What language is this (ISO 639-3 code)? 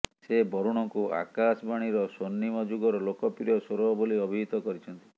ori